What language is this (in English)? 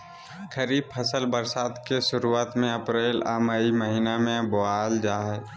Magahi